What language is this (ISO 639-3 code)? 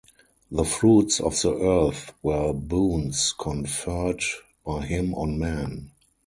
eng